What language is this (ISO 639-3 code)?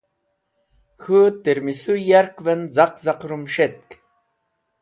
wbl